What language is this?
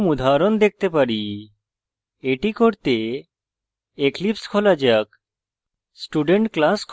Bangla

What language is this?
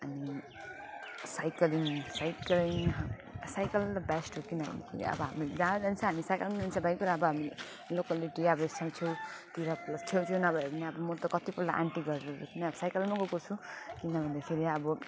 Nepali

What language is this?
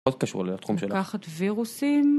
Hebrew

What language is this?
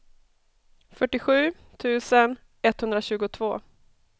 Swedish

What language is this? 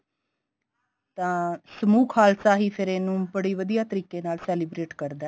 Punjabi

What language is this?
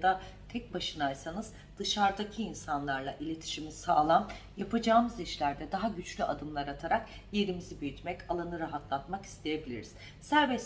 Turkish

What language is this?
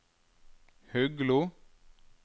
Norwegian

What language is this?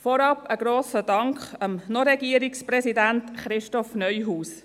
Swiss German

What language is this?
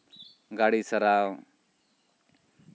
Santali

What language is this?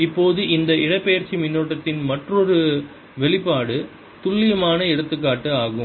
Tamil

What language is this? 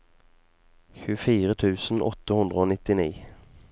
Norwegian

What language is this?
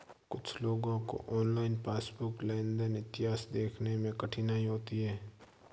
Hindi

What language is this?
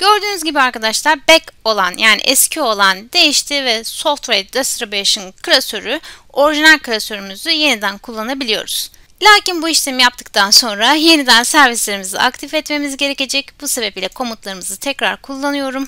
Turkish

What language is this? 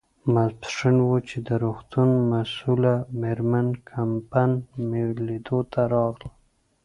Pashto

